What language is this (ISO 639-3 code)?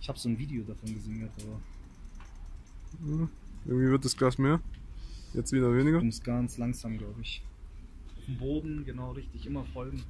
deu